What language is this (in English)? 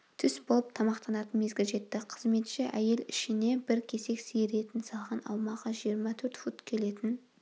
Kazakh